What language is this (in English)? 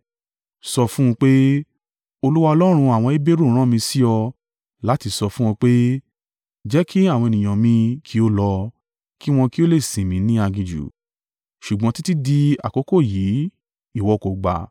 Yoruba